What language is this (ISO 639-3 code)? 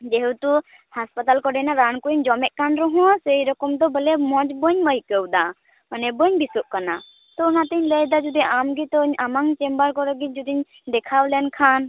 sat